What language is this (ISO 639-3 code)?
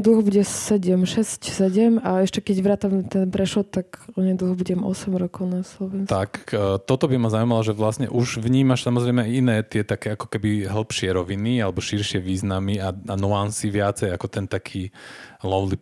slk